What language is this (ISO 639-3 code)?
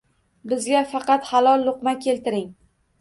uzb